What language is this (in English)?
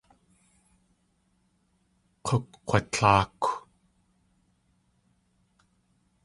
Tlingit